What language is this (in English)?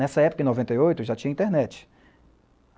Portuguese